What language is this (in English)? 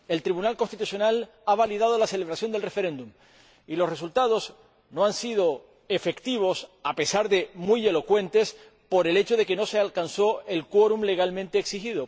Spanish